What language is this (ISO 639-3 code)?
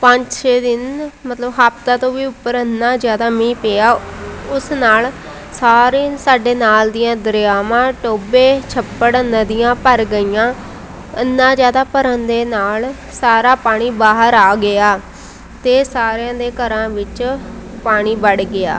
pan